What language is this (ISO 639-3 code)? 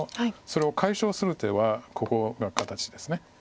jpn